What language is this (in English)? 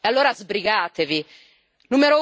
Italian